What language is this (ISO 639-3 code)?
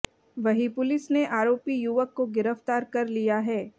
hin